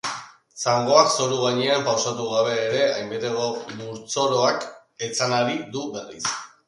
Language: Basque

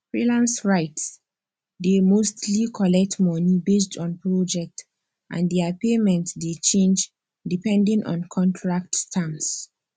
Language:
Nigerian Pidgin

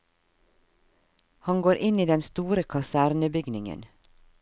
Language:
Norwegian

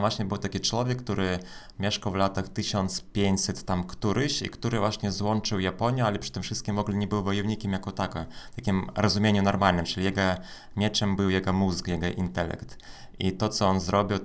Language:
Polish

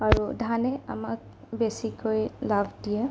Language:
Assamese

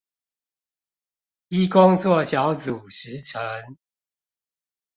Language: Chinese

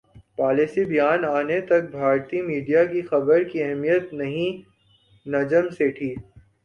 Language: Urdu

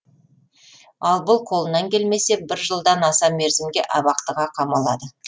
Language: Kazakh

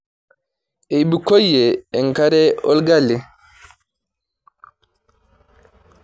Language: Masai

